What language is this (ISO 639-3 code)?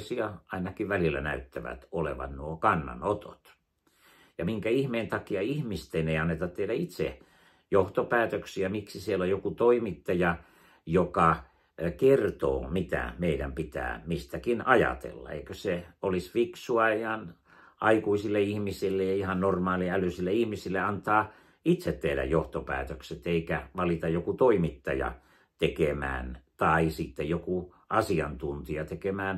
fin